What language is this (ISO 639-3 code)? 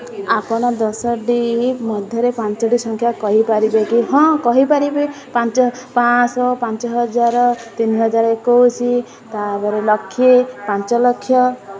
ori